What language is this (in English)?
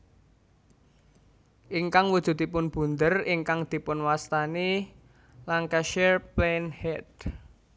Javanese